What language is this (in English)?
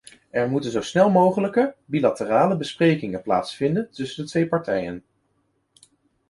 Dutch